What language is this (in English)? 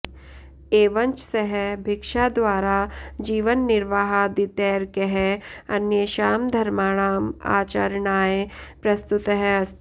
Sanskrit